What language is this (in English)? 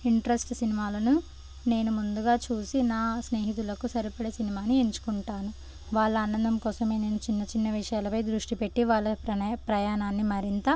Telugu